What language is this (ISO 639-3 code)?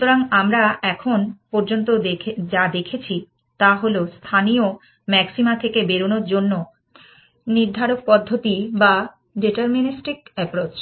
ben